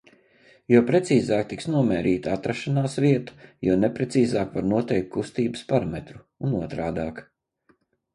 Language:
Latvian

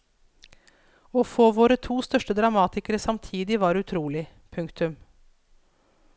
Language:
Norwegian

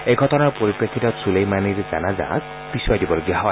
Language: Assamese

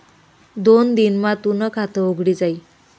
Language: Marathi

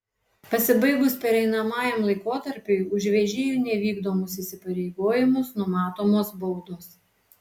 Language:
Lithuanian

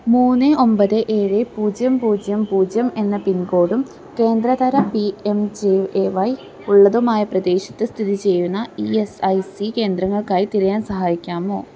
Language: Malayalam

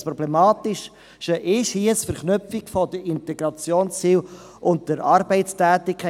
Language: Swiss German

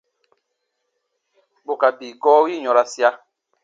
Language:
Baatonum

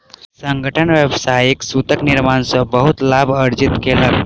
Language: Maithili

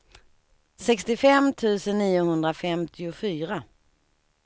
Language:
Swedish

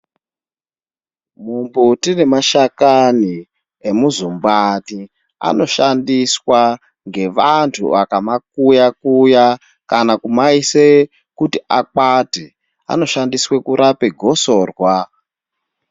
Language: Ndau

